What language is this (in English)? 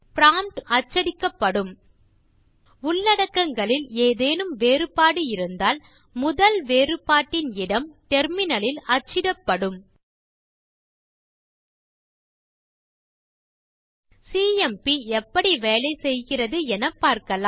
Tamil